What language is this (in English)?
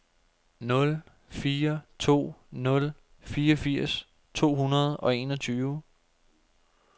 Danish